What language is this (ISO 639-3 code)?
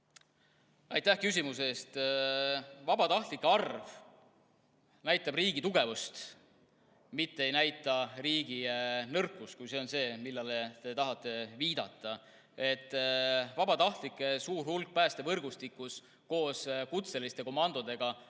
est